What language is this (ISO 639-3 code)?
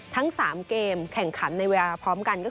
tha